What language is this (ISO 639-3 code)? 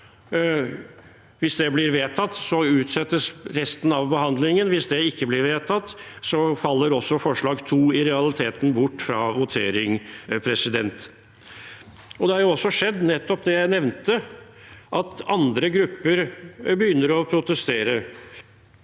nor